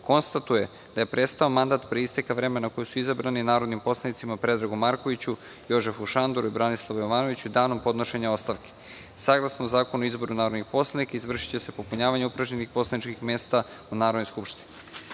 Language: Serbian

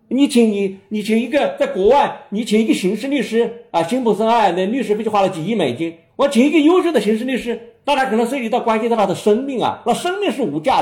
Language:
Chinese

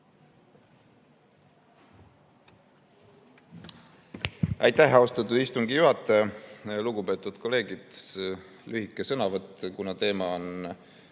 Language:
Estonian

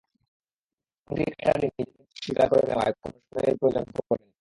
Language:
Bangla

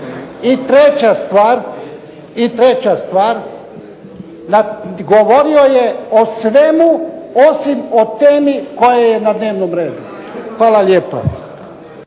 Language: Croatian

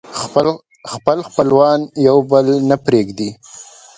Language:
Pashto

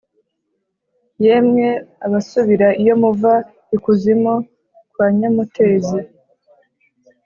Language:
Kinyarwanda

